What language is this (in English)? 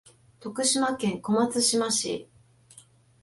Japanese